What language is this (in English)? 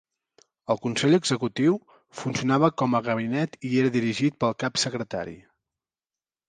Catalan